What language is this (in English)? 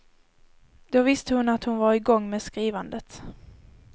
Swedish